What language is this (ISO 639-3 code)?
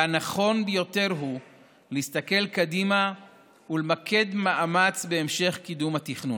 heb